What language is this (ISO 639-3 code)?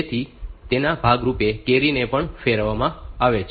guj